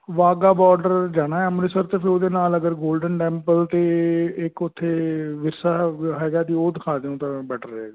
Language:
Punjabi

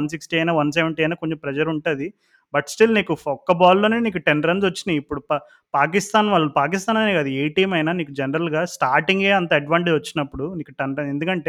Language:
Telugu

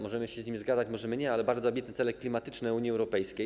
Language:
Polish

